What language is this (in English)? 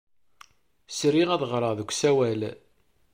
Kabyle